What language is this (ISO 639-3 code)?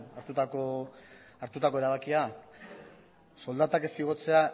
eus